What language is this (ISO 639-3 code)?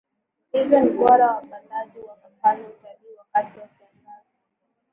swa